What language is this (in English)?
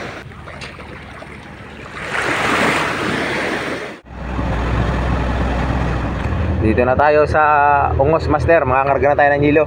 Filipino